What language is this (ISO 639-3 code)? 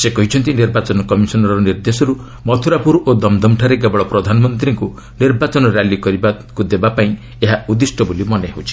ori